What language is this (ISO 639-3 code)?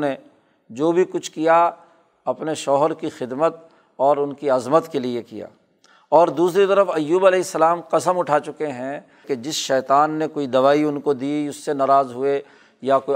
urd